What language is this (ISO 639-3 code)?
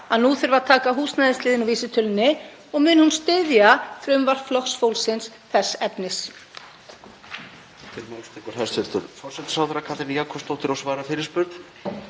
isl